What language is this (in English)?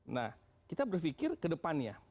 Indonesian